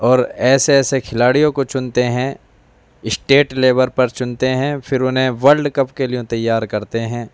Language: Urdu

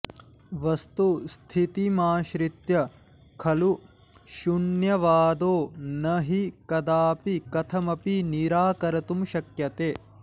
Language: Sanskrit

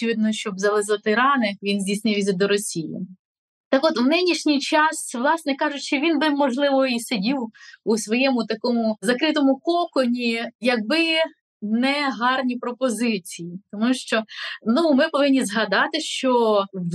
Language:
Ukrainian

